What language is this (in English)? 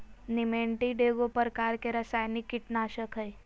Magahi